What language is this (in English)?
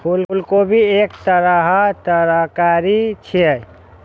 Maithili